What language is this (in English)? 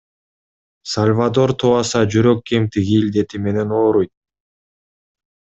Kyrgyz